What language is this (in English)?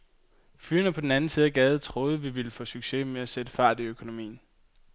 Danish